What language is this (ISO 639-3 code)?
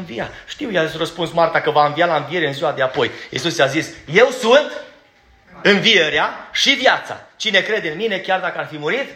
ron